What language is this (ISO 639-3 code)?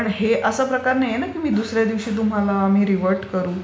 mar